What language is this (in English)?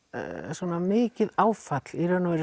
Icelandic